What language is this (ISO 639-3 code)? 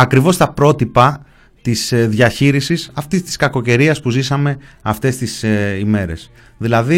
ell